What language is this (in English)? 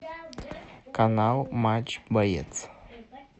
Russian